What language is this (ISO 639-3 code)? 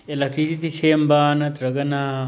mni